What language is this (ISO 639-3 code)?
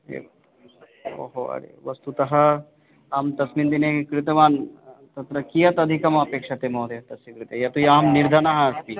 san